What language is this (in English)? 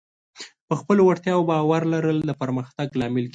Pashto